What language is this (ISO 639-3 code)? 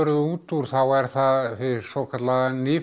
isl